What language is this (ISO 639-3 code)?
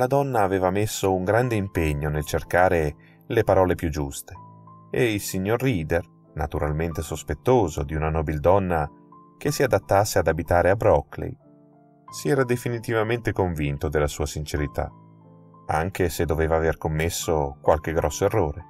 ita